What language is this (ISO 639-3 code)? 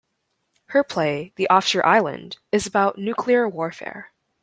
eng